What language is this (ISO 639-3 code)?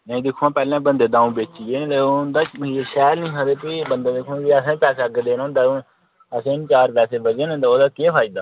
doi